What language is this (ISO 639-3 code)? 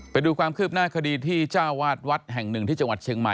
tha